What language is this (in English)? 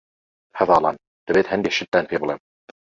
Central Kurdish